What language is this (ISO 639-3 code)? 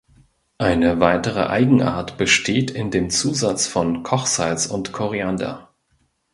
deu